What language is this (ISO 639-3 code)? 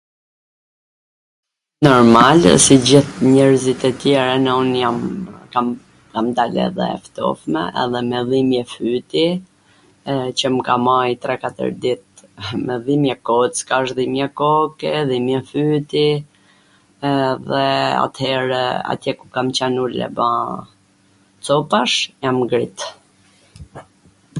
aln